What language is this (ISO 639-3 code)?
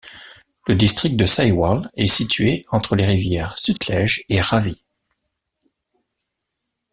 fra